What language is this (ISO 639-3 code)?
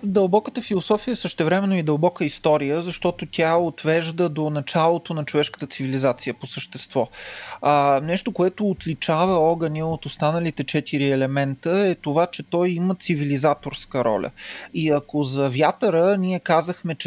bul